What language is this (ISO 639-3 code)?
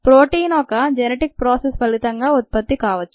tel